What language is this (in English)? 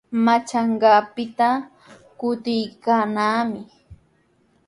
Sihuas Ancash Quechua